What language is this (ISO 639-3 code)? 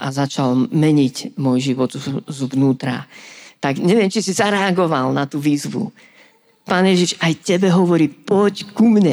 slk